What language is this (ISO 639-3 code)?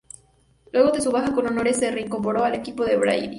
spa